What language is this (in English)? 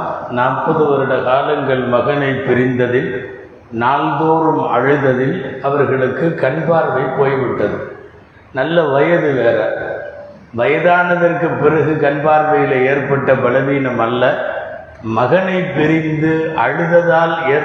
Tamil